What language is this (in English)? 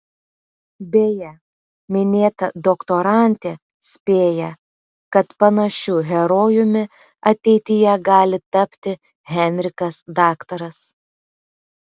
Lithuanian